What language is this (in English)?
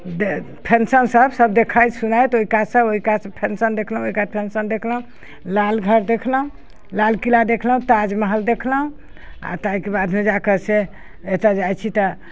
Maithili